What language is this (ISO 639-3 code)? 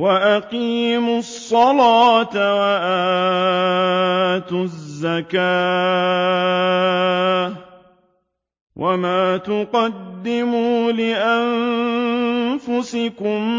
ara